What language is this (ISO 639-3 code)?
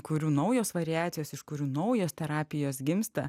lit